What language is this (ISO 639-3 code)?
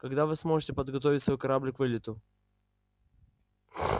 rus